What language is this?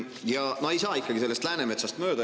Estonian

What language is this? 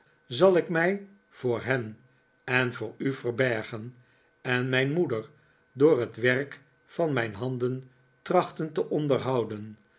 Dutch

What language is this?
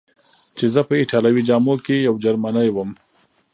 Pashto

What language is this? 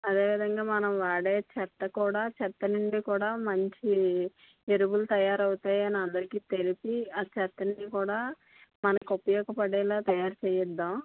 Telugu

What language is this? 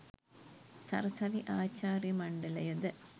Sinhala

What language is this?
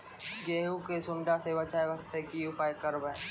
Maithili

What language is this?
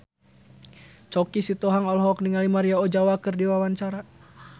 Sundanese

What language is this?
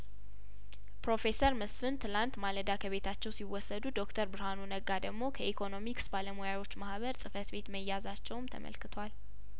Amharic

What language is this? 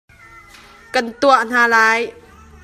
Hakha Chin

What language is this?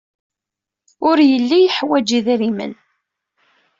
Kabyle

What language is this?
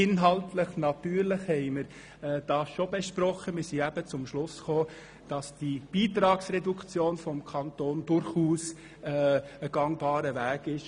Swiss German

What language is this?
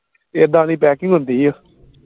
Punjabi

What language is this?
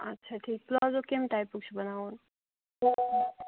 Kashmiri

